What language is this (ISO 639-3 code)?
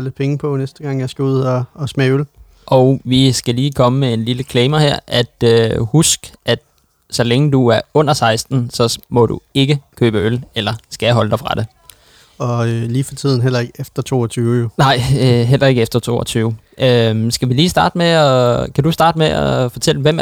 dan